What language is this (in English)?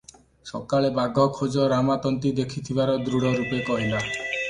Odia